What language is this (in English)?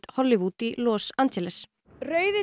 Icelandic